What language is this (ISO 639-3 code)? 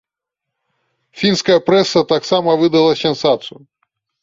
bel